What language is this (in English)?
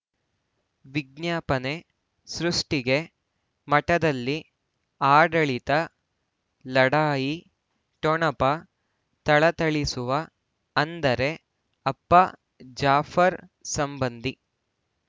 Kannada